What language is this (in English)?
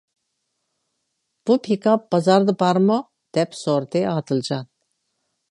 Uyghur